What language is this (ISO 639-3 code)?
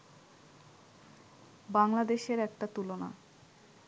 ben